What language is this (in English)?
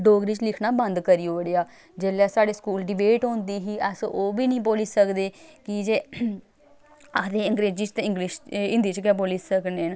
Dogri